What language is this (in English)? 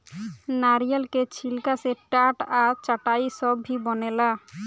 Bhojpuri